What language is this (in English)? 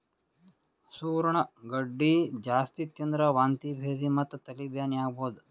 Kannada